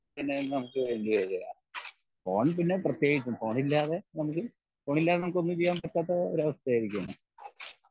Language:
Malayalam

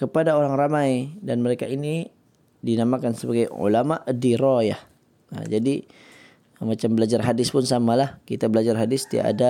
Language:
Malay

